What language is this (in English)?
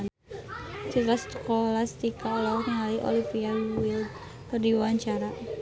Sundanese